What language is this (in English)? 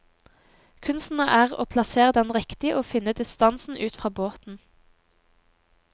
Norwegian